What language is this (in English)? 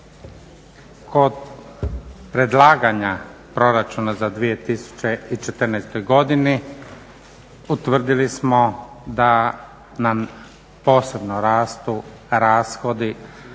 Croatian